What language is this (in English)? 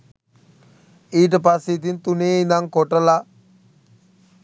Sinhala